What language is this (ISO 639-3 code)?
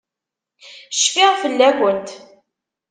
kab